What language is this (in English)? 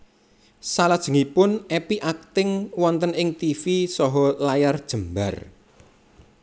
Javanese